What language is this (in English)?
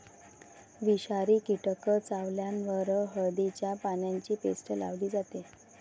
Marathi